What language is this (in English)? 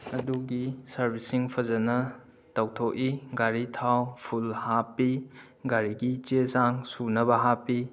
Manipuri